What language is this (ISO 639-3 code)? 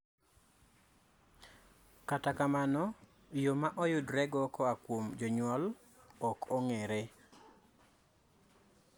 luo